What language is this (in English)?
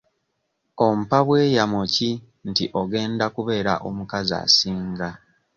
Ganda